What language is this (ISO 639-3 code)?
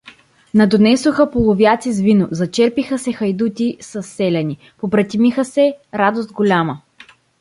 bul